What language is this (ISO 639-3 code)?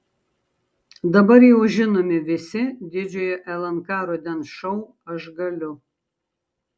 lit